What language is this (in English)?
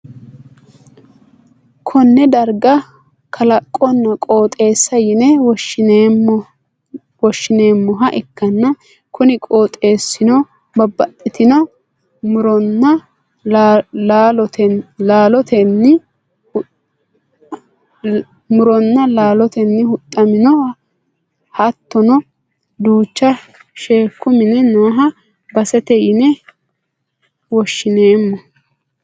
Sidamo